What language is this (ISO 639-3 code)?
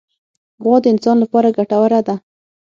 pus